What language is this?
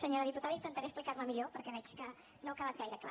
Catalan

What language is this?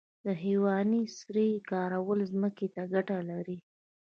Pashto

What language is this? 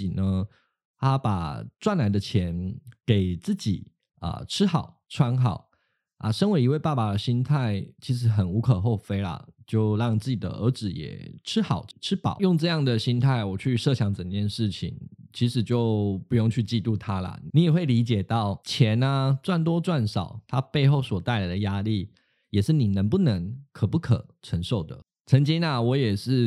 Chinese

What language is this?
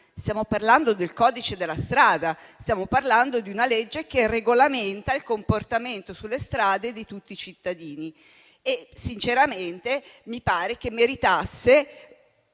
Italian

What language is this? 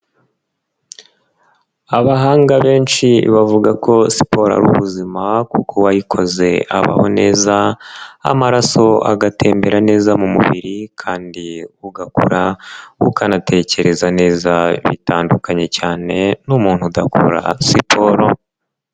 Kinyarwanda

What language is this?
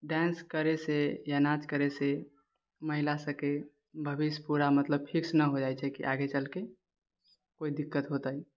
Maithili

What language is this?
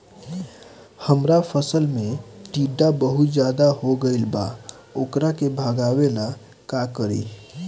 Bhojpuri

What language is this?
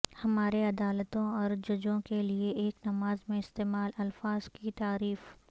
Urdu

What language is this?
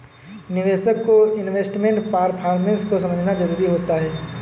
Hindi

